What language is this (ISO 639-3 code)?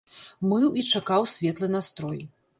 bel